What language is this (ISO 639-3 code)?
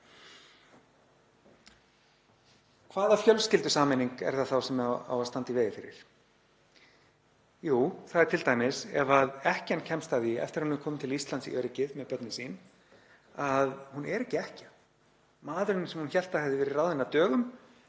isl